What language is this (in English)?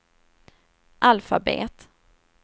Swedish